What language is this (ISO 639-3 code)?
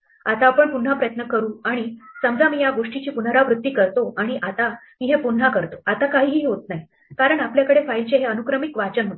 mar